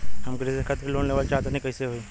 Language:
Bhojpuri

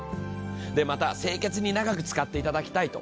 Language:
Japanese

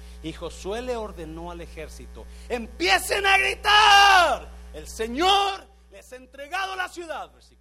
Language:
Spanish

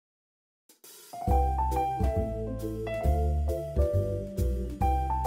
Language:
Japanese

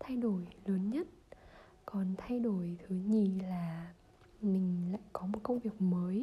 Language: Vietnamese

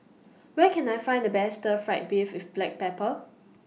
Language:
English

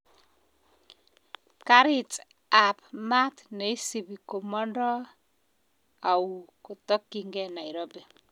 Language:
Kalenjin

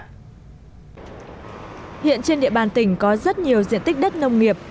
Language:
Vietnamese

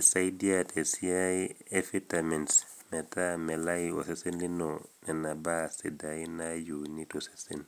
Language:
Masai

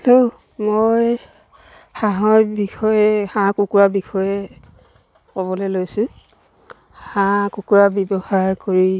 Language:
Assamese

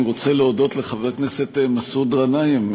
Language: Hebrew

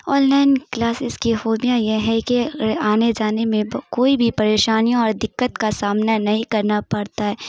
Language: Urdu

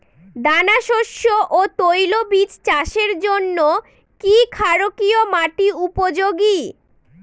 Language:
Bangla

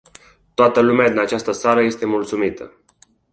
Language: Romanian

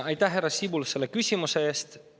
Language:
Estonian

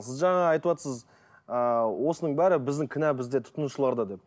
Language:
Kazakh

